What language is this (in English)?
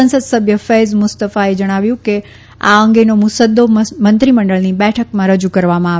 Gujarati